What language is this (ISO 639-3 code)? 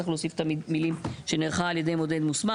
heb